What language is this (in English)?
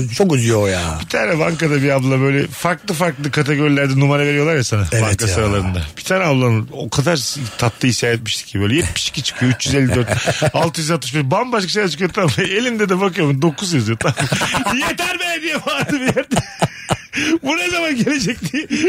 Turkish